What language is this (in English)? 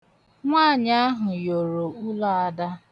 Igbo